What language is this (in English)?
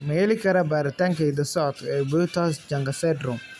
Somali